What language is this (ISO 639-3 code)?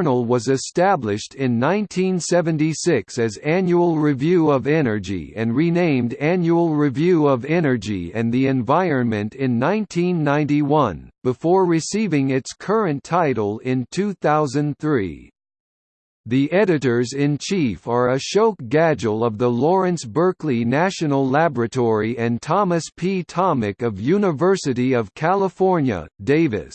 eng